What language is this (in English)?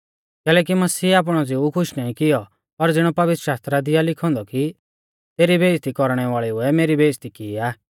Mahasu Pahari